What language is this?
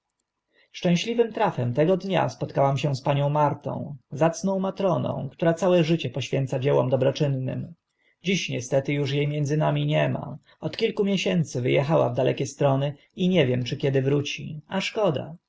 Polish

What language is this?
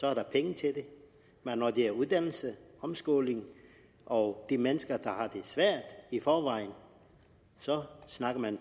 Danish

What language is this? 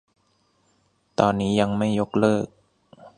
Thai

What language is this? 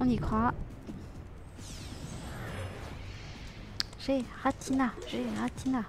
French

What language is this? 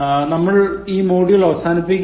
Malayalam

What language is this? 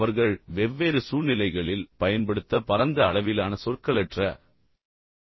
Tamil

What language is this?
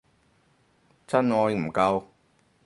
Cantonese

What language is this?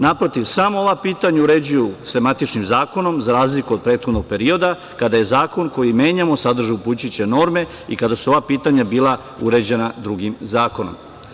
Serbian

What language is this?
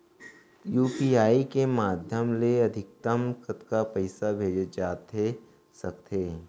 Chhattisgarhi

